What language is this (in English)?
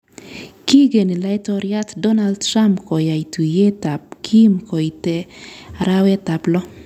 Kalenjin